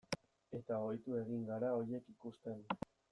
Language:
Basque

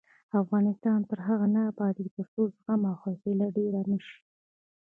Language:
Pashto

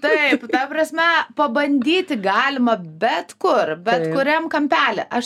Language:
Lithuanian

